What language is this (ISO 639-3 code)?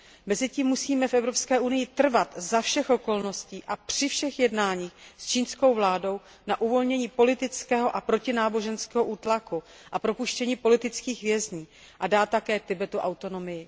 ces